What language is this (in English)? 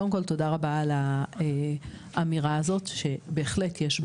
Hebrew